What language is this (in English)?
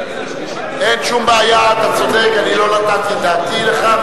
Hebrew